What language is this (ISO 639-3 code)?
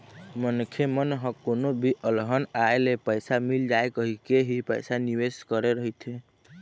hne